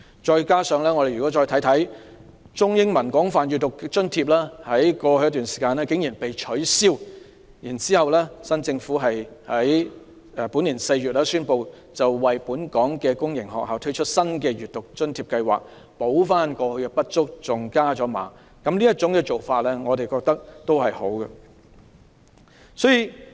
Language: Cantonese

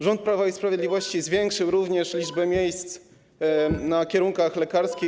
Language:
Polish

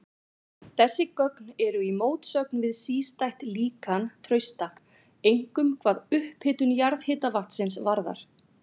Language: Icelandic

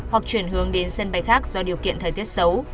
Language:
Vietnamese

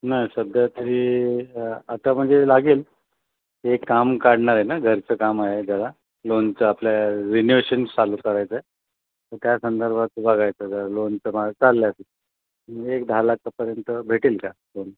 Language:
Marathi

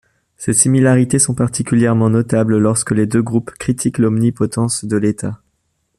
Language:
French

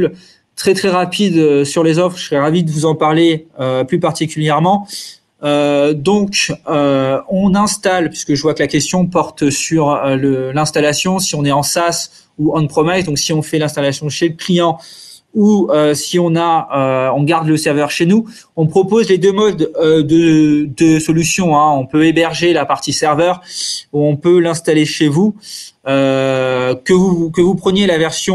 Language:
French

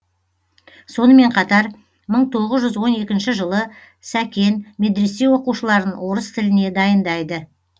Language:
Kazakh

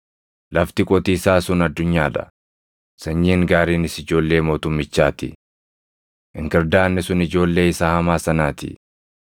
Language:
Oromo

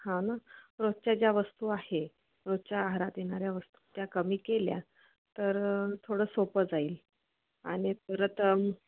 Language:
Marathi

